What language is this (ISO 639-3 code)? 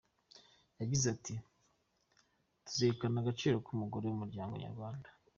kin